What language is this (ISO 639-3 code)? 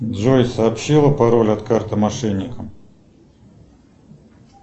rus